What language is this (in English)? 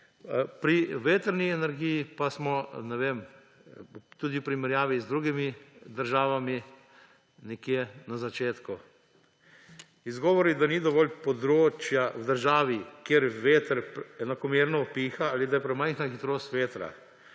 Slovenian